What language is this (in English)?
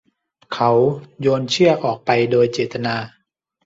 Thai